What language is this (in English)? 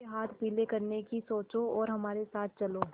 Hindi